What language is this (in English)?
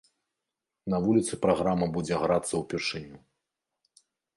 Belarusian